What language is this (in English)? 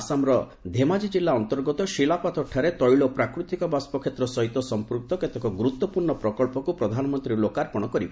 Odia